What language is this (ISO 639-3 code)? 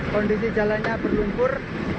ind